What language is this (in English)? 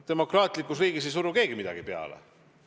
Estonian